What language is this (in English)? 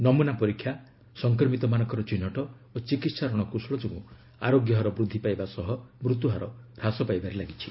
Odia